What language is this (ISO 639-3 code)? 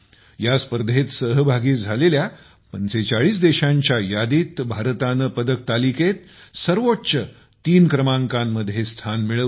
mar